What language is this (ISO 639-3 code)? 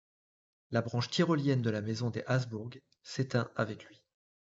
fra